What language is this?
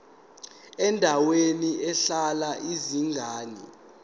Zulu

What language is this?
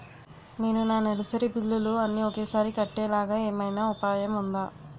Telugu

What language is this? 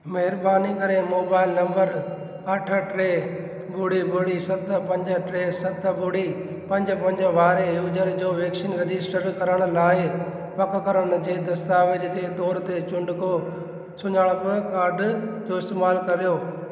Sindhi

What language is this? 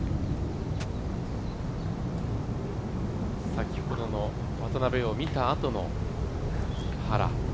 Japanese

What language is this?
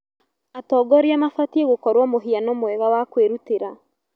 Kikuyu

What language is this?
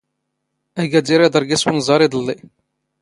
Standard Moroccan Tamazight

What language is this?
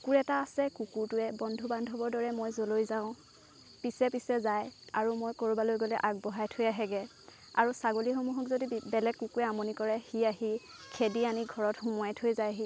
Assamese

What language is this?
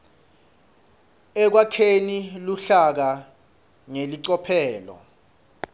Swati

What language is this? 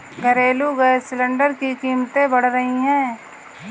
Hindi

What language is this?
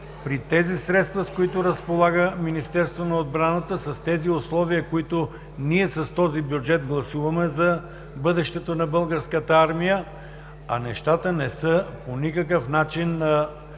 Bulgarian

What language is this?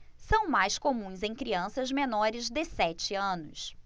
Portuguese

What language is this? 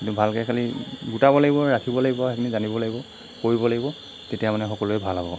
Assamese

